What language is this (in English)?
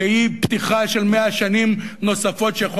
Hebrew